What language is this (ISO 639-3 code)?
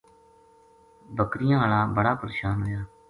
gju